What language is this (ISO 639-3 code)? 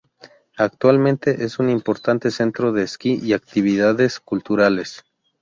spa